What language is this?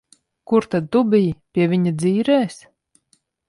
Latvian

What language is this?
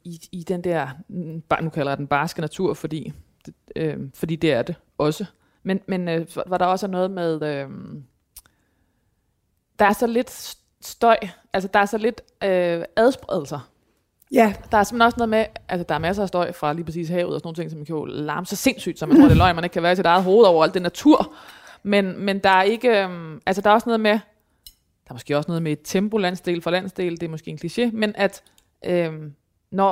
Danish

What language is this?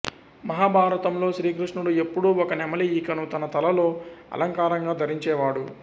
Telugu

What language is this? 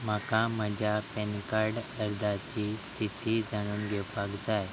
Konkani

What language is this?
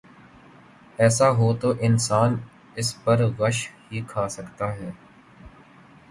Urdu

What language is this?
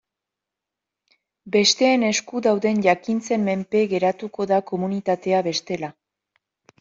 Basque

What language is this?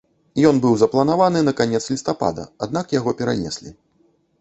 Belarusian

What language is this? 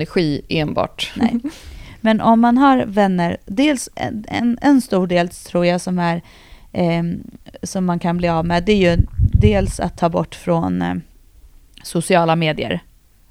Swedish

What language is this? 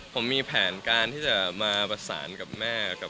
Thai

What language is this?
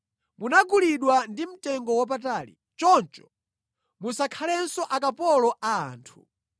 Nyanja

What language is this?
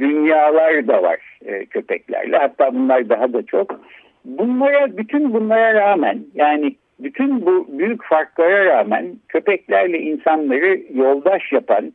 Turkish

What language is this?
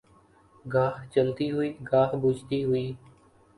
Urdu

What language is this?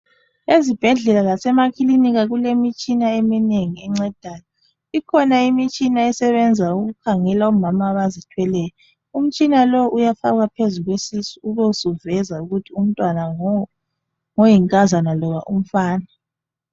North Ndebele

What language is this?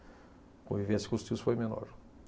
Portuguese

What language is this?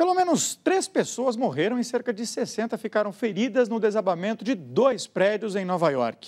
Portuguese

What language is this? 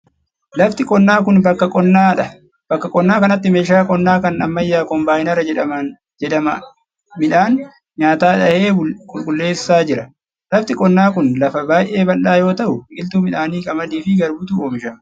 Oromo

